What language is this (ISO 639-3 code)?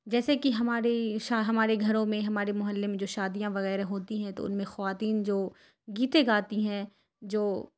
urd